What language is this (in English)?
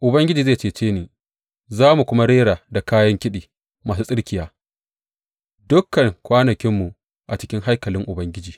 Hausa